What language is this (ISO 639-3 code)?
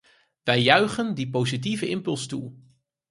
nld